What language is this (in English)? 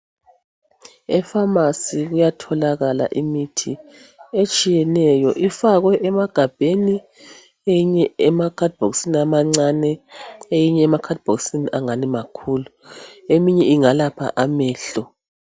North Ndebele